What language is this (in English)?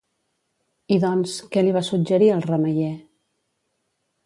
Catalan